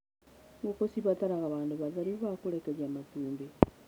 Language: Kikuyu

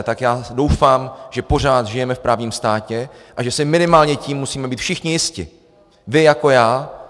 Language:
Czech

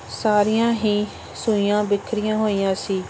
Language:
Punjabi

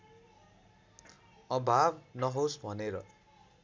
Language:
Nepali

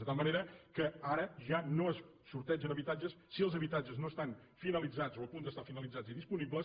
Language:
Catalan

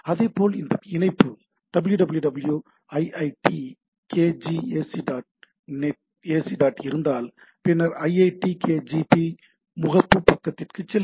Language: Tamil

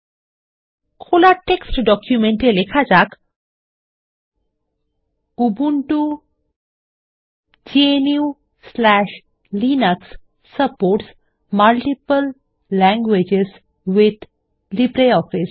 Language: Bangla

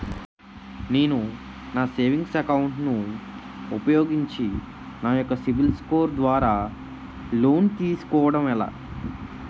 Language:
Telugu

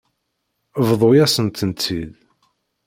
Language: Kabyle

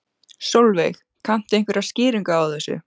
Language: Icelandic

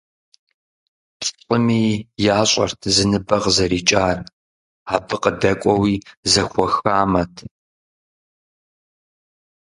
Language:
Kabardian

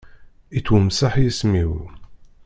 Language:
Kabyle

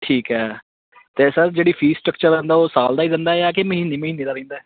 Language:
Punjabi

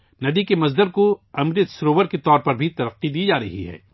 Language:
Urdu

